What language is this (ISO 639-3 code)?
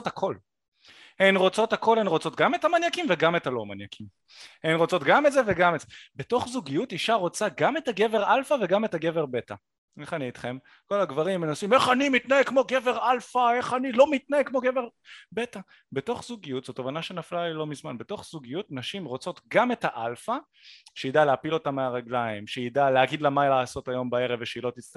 heb